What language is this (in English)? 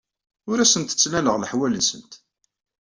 Kabyle